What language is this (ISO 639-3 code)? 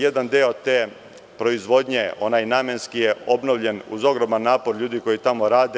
srp